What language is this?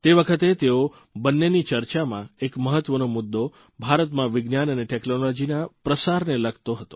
Gujarati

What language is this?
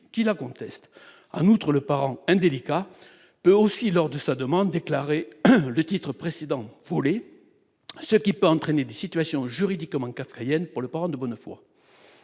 French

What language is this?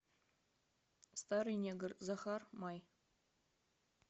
Russian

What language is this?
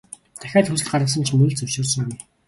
Mongolian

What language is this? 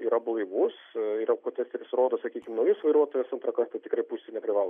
Lithuanian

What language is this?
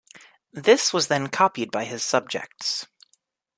English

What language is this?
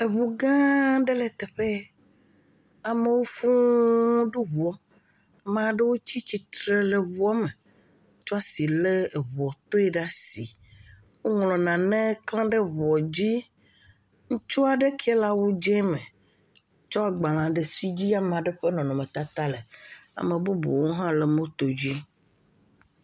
Ewe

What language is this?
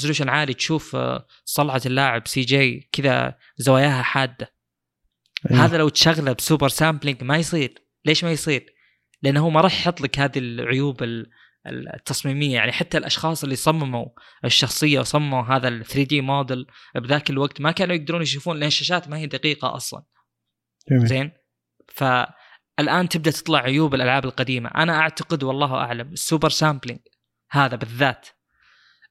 Arabic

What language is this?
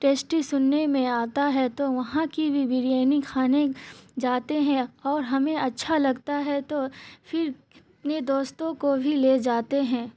Urdu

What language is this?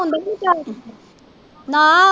Punjabi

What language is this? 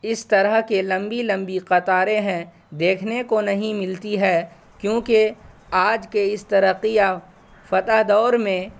Urdu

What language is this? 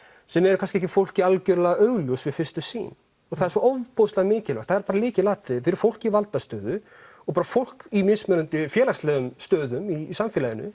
Icelandic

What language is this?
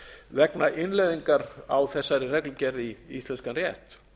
Icelandic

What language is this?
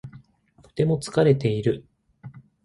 Japanese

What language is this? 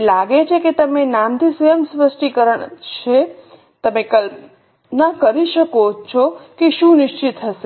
Gujarati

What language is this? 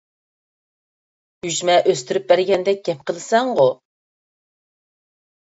Uyghur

